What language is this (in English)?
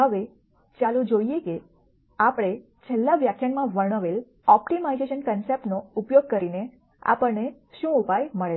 Gujarati